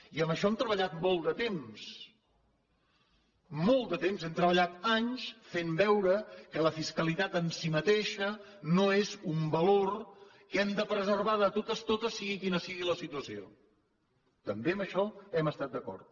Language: Catalan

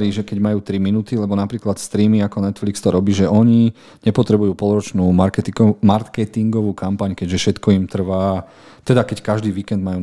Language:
Slovak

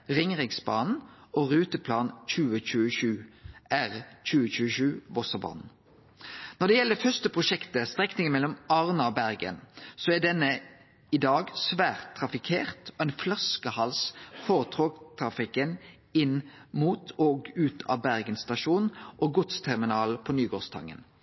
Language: Norwegian Nynorsk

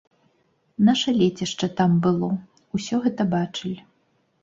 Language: Belarusian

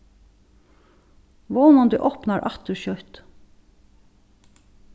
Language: Faroese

